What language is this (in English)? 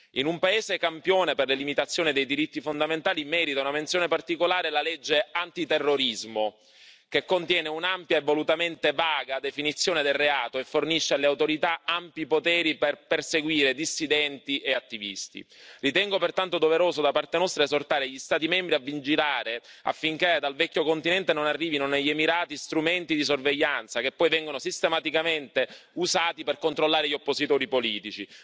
Italian